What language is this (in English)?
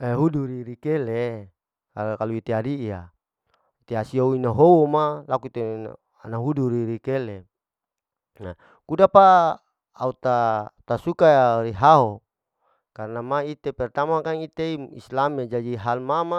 Larike-Wakasihu